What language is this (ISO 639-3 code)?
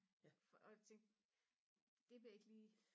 dan